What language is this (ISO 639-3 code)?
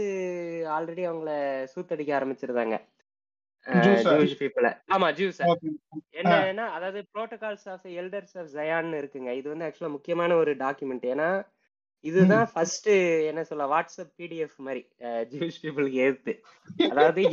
tam